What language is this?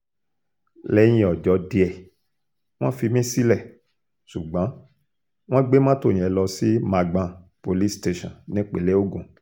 Yoruba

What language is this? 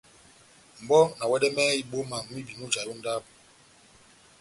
Batanga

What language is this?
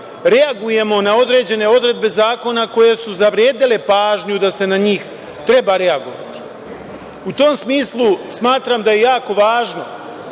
Serbian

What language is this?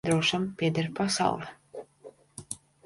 Latvian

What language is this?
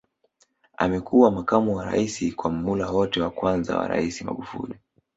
Swahili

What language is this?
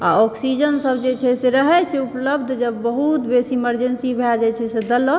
Maithili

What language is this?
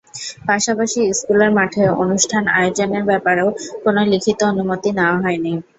Bangla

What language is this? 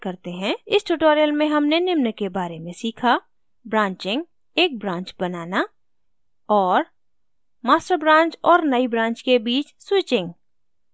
Hindi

